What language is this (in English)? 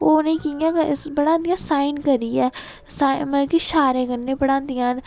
Dogri